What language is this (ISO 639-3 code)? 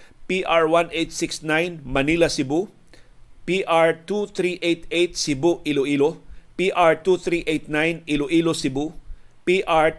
fil